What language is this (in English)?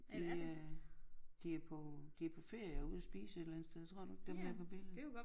Danish